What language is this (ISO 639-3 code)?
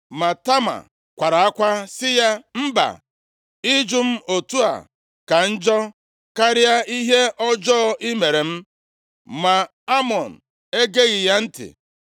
ibo